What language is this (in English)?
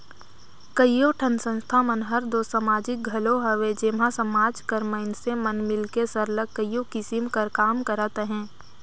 Chhattisgarhi